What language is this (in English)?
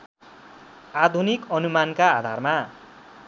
Nepali